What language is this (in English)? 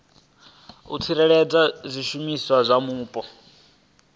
Venda